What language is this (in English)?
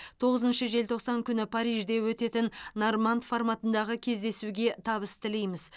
Kazakh